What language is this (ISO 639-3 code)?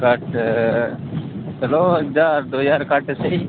doi